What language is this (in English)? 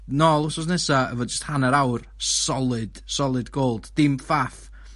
Welsh